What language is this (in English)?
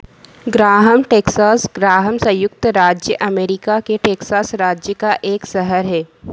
Hindi